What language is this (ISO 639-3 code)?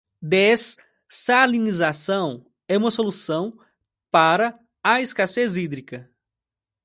por